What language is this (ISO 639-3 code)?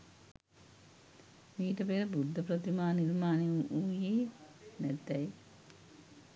sin